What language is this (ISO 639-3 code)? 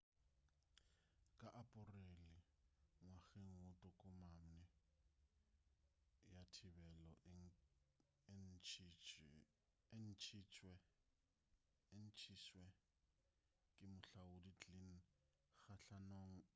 nso